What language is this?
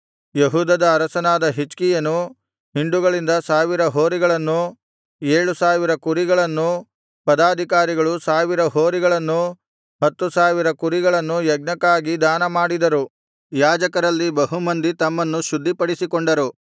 Kannada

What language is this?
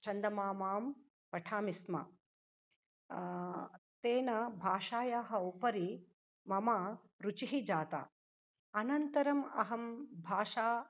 Sanskrit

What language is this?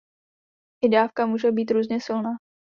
Czech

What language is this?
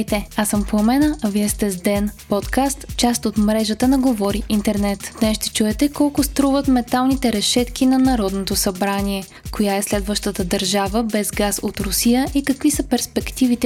Bulgarian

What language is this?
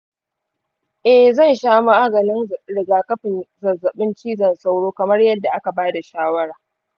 Hausa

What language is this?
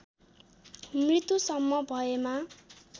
Nepali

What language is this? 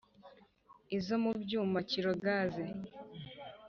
Kinyarwanda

